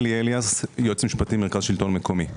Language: Hebrew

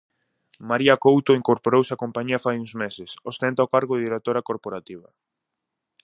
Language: Galician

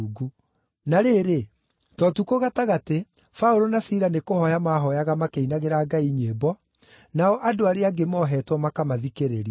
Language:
Kikuyu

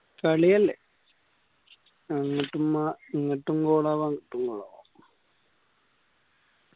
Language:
Malayalam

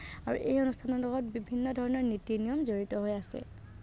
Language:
Assamese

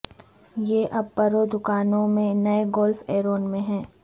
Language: Urdu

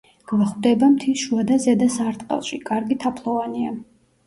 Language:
Georgian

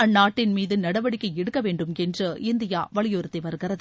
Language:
Tamil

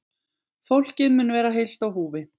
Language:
Icelandic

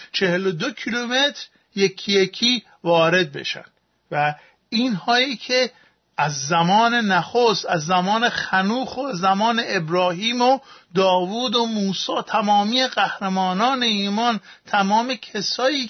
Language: Persian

